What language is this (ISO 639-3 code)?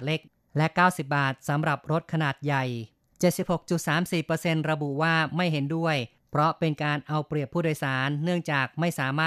tha